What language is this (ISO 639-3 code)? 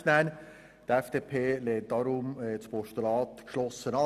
gsw